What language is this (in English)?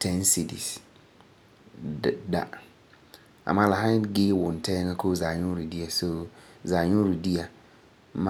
Frafra